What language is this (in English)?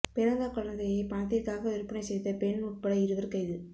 Tamil